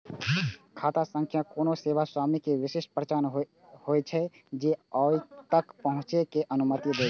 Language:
Maithili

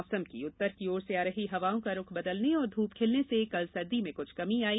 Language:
Hindi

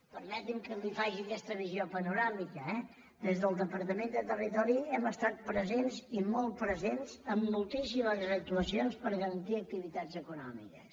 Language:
Catalan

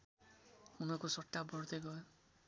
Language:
Nepali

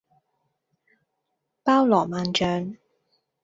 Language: Cantonese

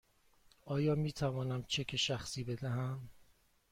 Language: Persian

